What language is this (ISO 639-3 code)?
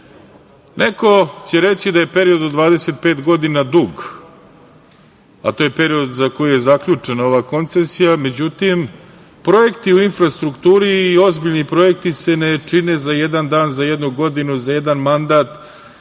srp